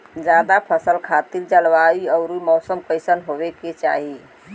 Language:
Bhojpuri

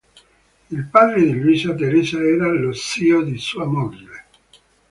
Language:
Italian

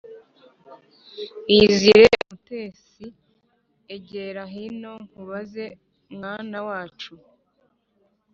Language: Kinyarwanda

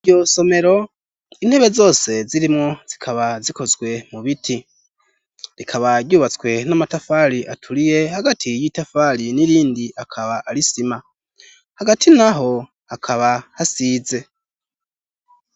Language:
Rundi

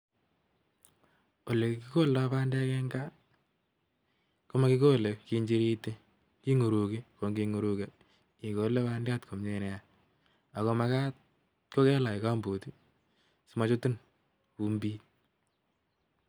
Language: Kalenjin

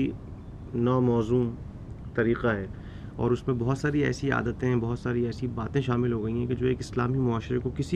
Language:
Urdu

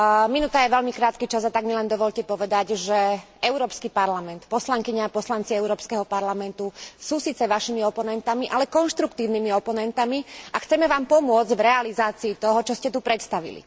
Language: Slovak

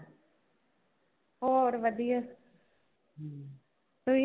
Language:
Punjabi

